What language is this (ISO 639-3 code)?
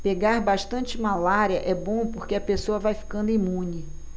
por